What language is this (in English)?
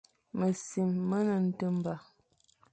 Fang